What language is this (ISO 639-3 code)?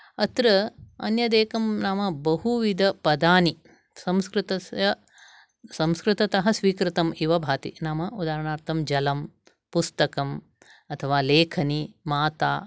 san